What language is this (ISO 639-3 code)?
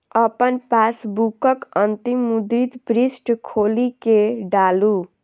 mai